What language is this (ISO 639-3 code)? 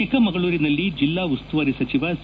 kan